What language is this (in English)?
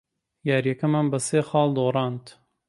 Central Kurdish